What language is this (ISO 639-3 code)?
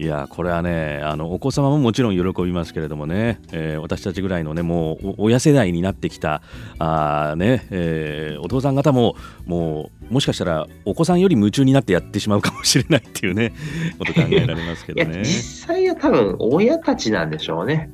jpn